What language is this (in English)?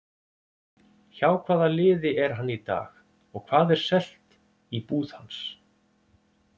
Icelandic